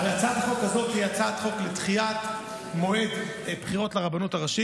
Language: Hebrew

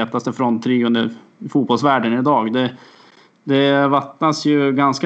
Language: Swedish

